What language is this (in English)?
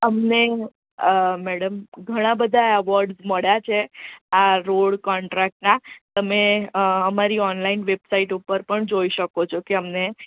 Gujarati